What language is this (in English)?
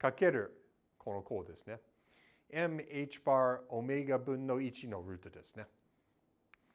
Japanese